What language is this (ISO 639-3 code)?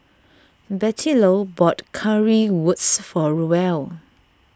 eng